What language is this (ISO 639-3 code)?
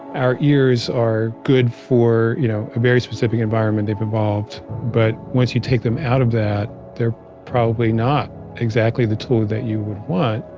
eng